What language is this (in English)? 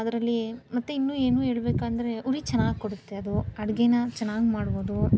Kannada